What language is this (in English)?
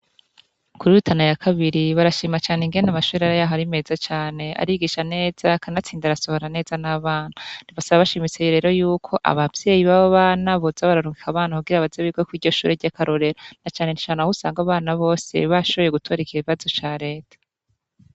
Rundi